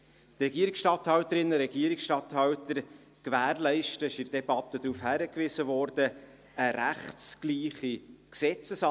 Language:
Swiss German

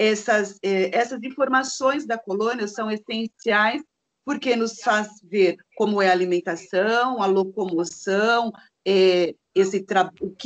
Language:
Portuguese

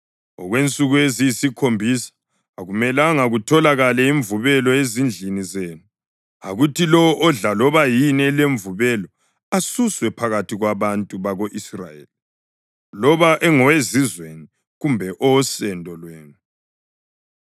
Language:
North Ndebele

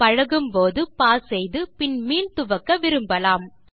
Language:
Tamil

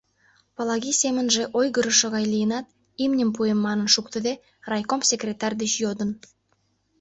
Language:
Mari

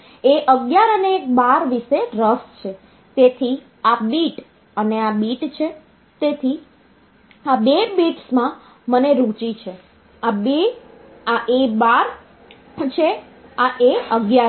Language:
Gujarati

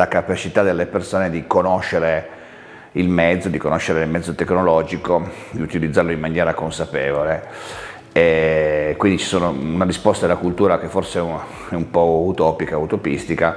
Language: Italian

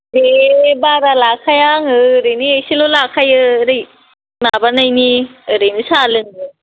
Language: Bodo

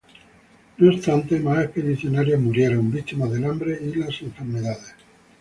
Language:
Spanish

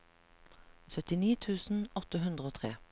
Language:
Norwegian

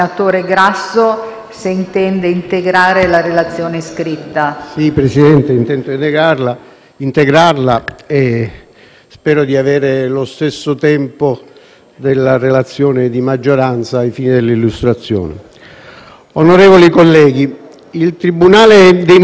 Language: Italian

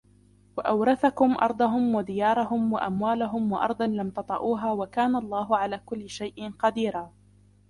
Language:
Arabic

